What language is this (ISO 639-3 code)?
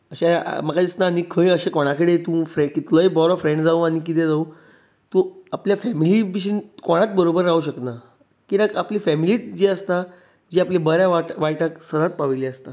kok